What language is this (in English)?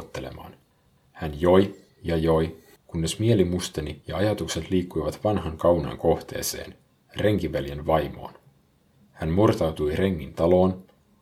Finnish